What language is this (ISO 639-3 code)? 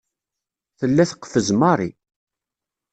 kab